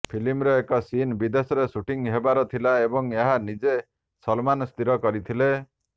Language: Odia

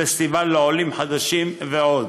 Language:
Hebrew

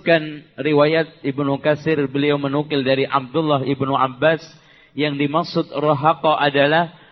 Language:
Indonesian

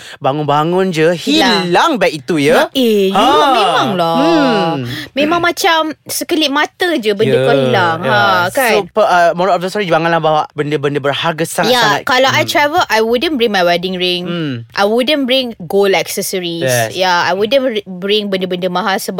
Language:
Malay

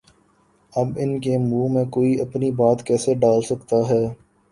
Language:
Urdu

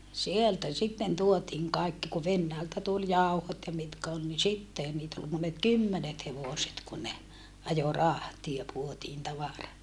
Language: Finnish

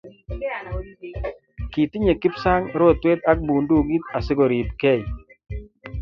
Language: Kalenjin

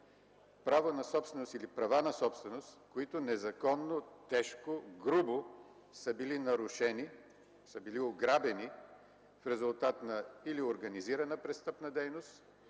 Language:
Bulgarian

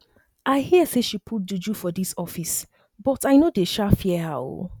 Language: Nigerian Pidgin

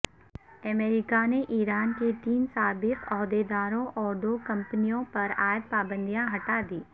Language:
Urdu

